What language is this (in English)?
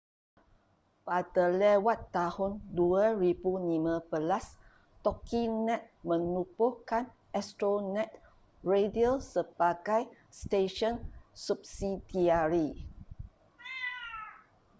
Malay